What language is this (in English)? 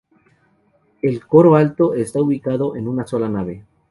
Spanish